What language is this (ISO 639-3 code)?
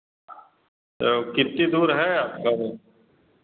hin